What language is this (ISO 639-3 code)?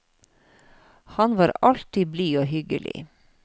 nor